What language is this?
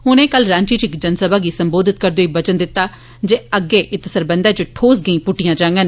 Dogri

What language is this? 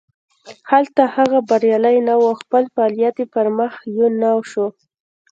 Pashto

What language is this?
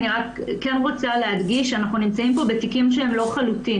Hebrew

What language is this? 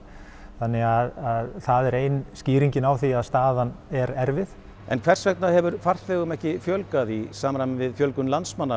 Icelandic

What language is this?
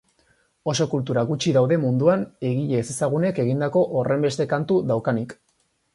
Basque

